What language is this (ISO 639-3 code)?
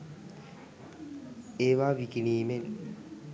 sin